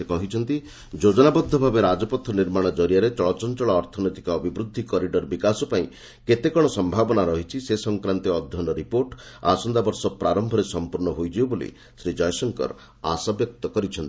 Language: Odia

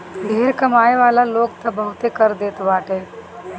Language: Bhojpuri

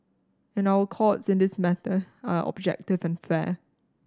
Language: English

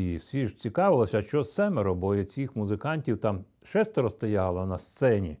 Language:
Ukrainian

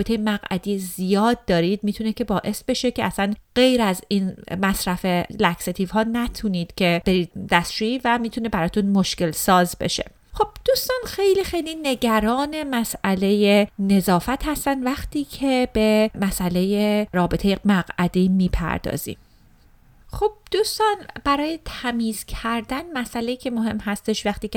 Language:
Persian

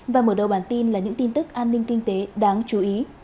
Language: Vietnamese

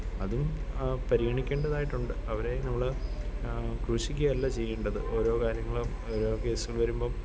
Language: Malayalam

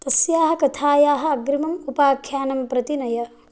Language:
Sanskrit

